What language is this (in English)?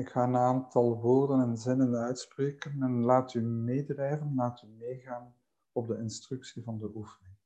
Dutch